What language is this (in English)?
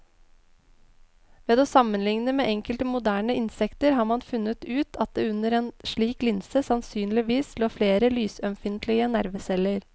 Norwegian